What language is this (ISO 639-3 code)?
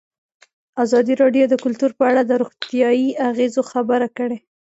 pus